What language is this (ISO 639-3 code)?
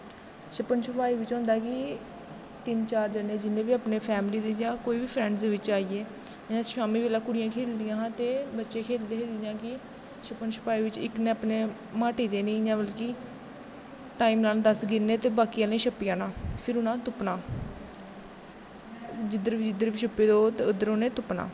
doi